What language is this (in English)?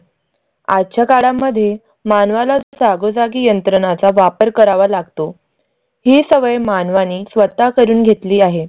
Marathi